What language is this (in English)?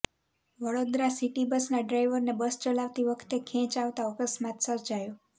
Gujarati